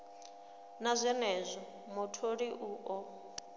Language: Venda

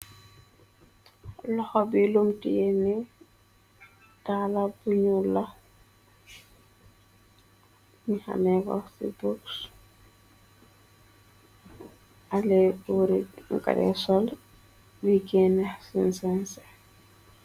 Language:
Wolof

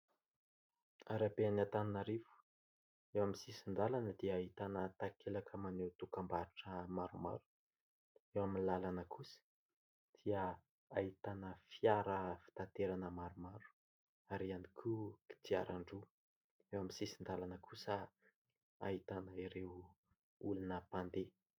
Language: Malagasy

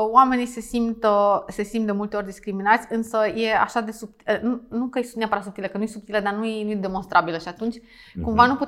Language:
Romanian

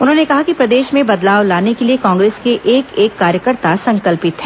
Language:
Hindi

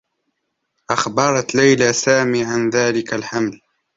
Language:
Arabic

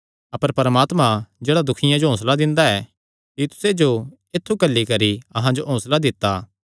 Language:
Kangri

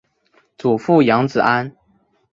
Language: Chinese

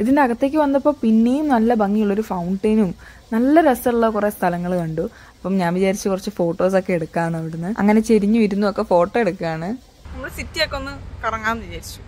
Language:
Malayalam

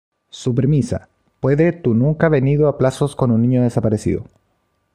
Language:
Spanish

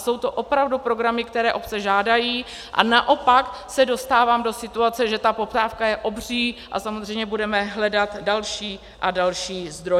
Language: Czech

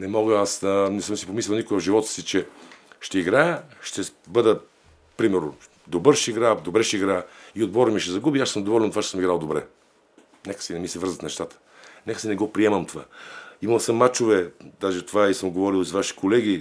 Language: Bulgarian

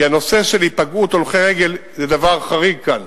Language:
Hebrew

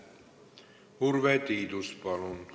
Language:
Estonian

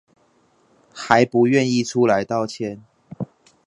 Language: Chinese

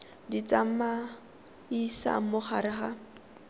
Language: Tswana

